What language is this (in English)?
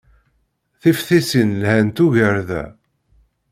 Kabyle